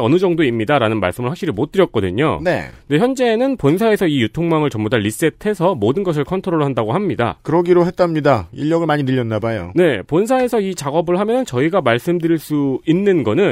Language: Korean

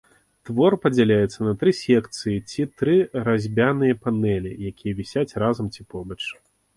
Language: Belarusian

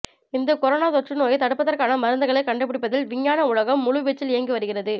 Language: Tamil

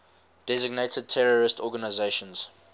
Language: English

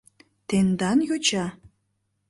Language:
Mari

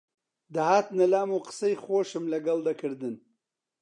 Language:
Central Kurdish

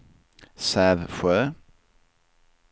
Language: Swedish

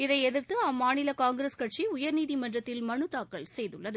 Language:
Tamil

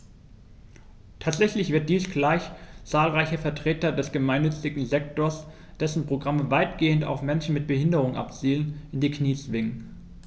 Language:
German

